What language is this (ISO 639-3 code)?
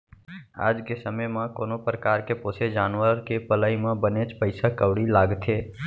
hne